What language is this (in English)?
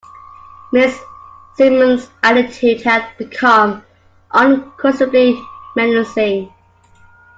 English